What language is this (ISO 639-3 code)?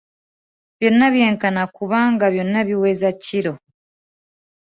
lug